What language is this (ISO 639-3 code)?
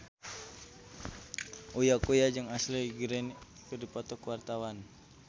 sun